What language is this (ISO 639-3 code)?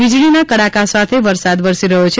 guj